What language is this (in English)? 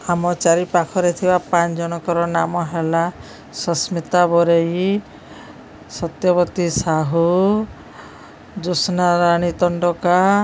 Odia